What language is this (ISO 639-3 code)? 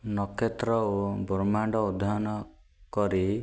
ori